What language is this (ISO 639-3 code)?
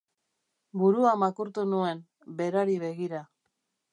eus